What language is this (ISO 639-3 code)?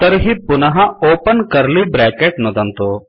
san